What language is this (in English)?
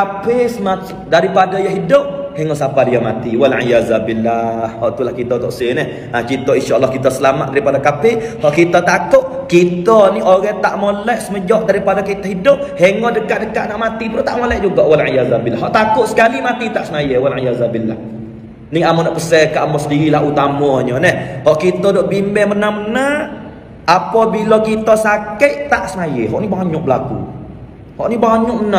Malay